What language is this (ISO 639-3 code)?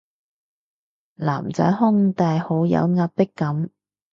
yue